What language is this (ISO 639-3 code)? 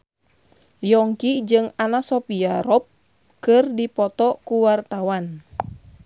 sun